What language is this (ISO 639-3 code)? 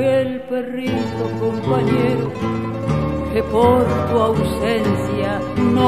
spa